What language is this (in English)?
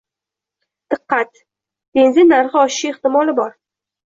Uzbek